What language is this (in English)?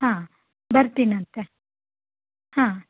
Kannada